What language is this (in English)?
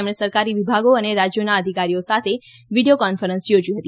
Gujarati